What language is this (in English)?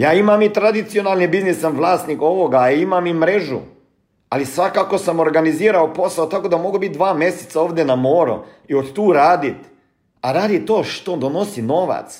Croatian